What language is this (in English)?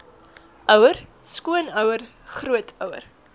Afrikaans